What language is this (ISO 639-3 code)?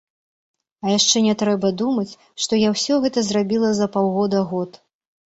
bel